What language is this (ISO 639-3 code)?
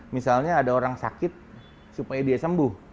ind